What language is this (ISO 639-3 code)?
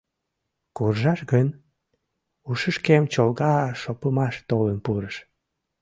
chm